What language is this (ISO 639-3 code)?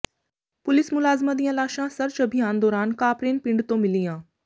pan